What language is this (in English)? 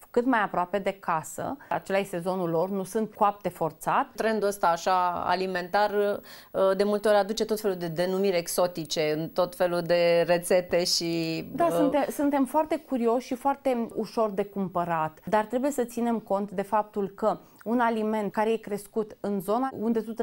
Romanian